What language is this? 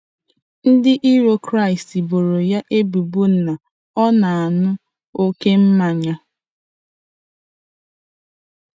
Igbo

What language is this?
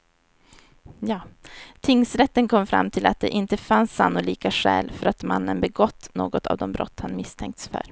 Swedish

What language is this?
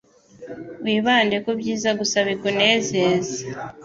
Kinyarwanda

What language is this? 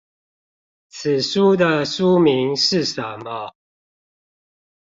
Chinese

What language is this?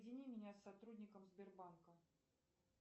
Russian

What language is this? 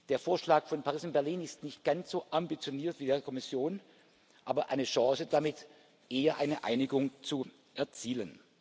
German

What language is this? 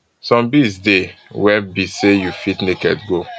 Nigerian Pidgin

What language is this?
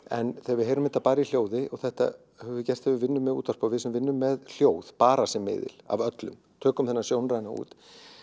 Icelandic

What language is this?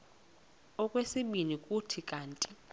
Xhosa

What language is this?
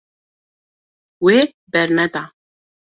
Kurdish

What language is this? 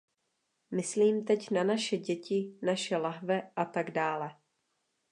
Czech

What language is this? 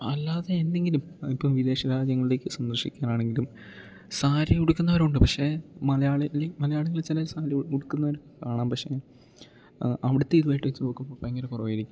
Malayalam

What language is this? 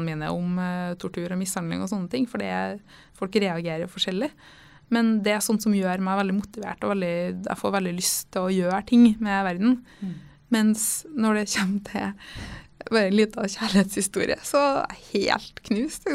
Danish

